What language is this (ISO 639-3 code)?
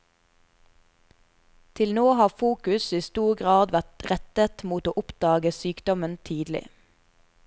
nor